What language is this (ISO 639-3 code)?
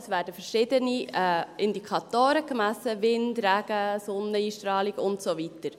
gsw